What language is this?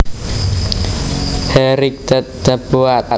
Javanese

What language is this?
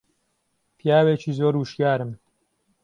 Central Kurdish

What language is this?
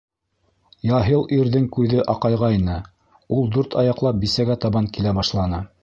Bashkir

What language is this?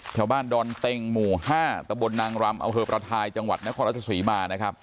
Thai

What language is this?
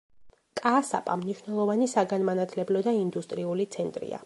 Georgian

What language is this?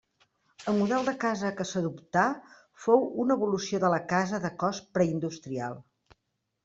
Catalan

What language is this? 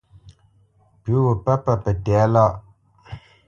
Bamenyam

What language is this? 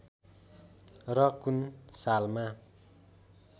Nepali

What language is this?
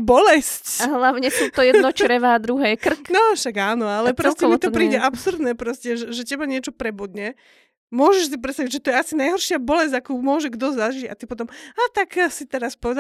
Slovak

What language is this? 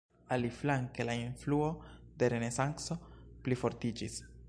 Esperanto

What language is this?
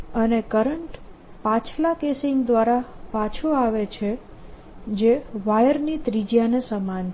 Gujarati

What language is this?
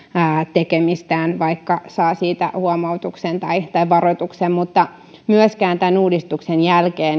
Finnish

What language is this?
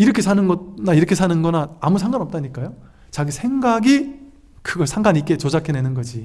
Korean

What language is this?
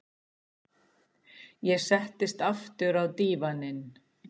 Icelandic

